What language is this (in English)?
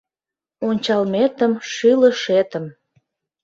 Mari